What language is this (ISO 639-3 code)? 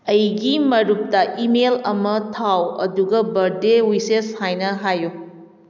mni